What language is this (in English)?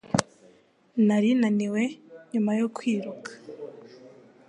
Kinyarwanda